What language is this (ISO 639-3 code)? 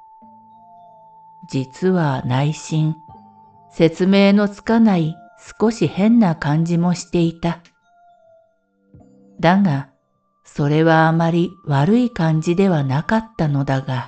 jpn